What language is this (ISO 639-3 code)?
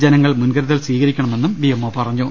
mal